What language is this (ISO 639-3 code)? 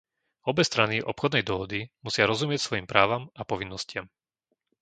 slk